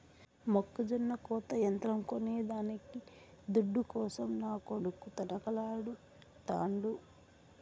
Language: Telugu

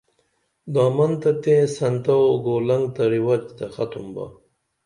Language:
Dameli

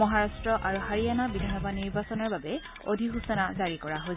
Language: Assamese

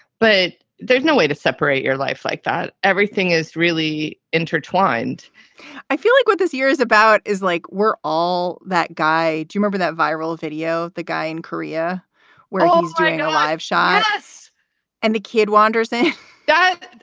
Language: English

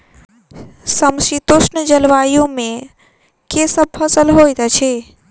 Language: Maithili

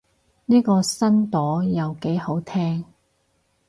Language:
Cantonese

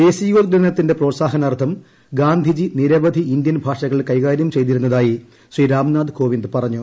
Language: Malayalam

